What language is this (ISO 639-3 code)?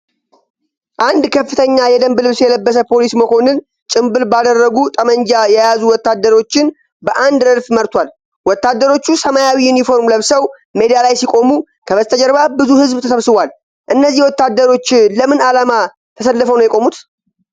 amh